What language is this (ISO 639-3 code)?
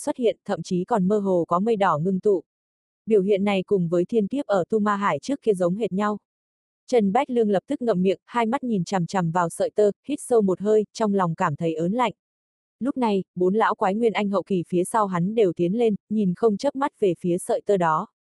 vie